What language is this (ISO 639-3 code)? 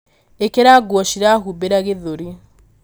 kik